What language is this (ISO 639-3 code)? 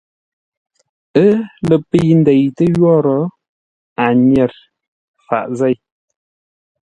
nla